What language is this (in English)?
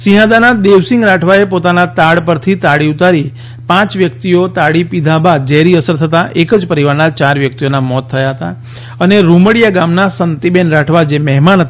Gujarati